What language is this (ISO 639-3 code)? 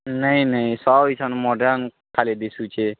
ori